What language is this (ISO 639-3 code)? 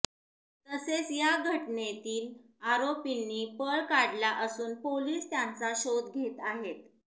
mar